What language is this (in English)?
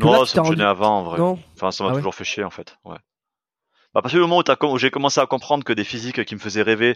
French